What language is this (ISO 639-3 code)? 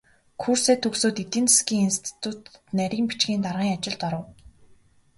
mon